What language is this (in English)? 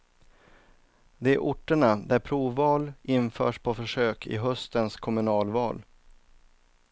Swedish